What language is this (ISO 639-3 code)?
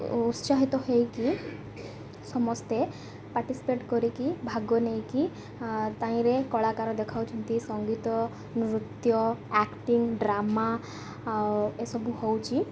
ori